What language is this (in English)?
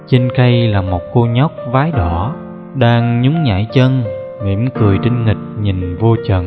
Vietnamese